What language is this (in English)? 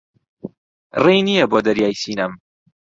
Central Kurdish